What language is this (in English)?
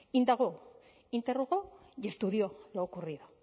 Spanish